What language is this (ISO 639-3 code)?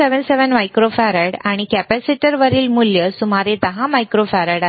mar